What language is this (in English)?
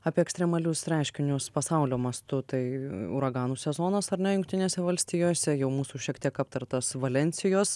Lithuanian